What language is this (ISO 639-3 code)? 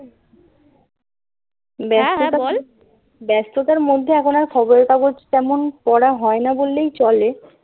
ben